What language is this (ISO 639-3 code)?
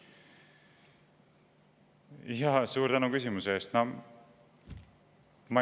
est